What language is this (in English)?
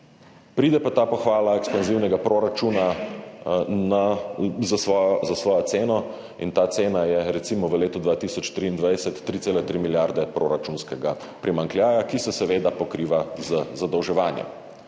Slovenian